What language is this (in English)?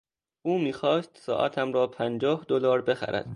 Persian